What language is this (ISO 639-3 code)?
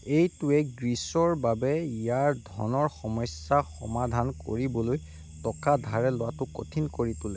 asm